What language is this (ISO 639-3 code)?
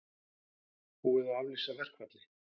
isl